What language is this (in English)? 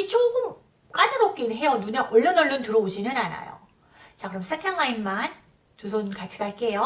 Korean